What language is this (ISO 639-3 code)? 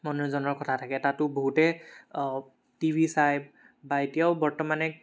asm